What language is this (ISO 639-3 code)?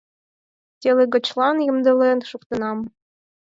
chm